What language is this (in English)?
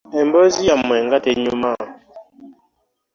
Ganda